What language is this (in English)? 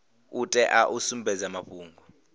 Venda